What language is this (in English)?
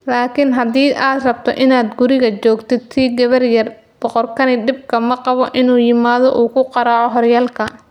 Somali